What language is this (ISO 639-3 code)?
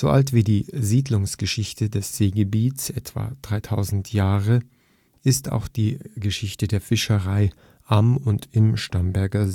deu